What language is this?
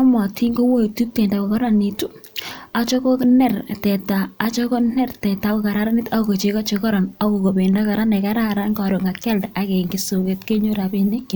Kalenjin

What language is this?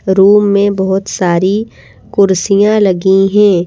Hindi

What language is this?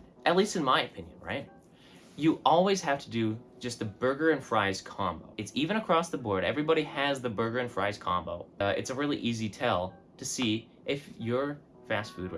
English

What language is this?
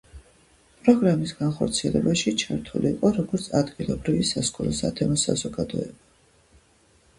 Georgian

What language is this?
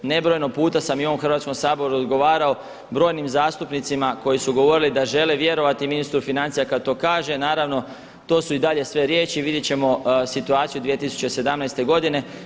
Croatian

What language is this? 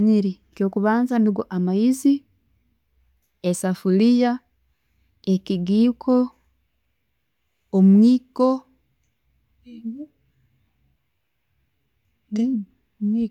Tooro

